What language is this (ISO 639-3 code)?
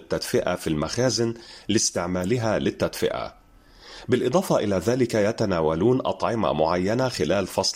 ara